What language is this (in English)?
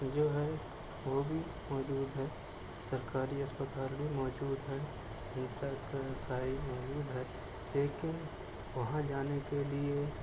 Urdu